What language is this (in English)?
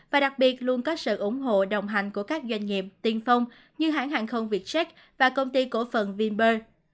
Vietnamese